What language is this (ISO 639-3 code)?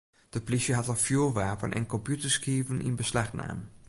fry